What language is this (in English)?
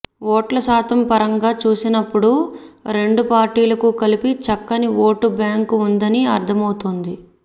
Telugu